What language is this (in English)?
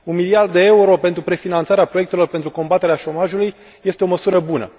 Romanian